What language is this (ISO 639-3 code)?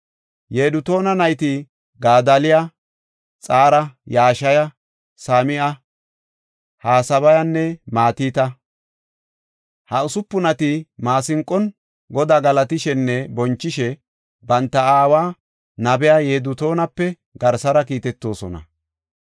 gof